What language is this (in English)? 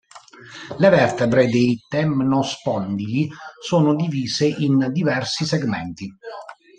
Italian